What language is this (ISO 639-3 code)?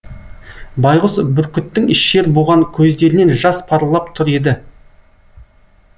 kaz